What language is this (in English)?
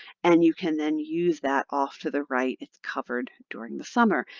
English